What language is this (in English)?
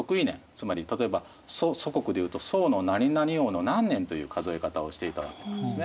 Japanese